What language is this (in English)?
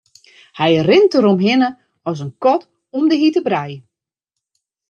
Western Frisian